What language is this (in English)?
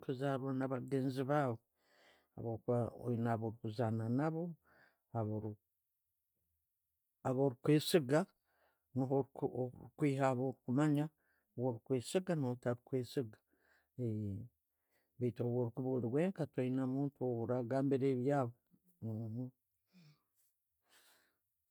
Tooro